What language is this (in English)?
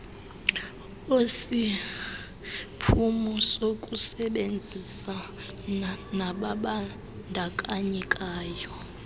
Xhosa